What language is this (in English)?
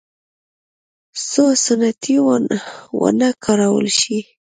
Pashto